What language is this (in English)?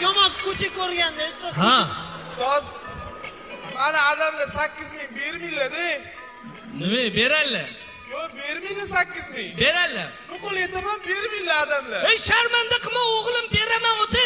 Turkish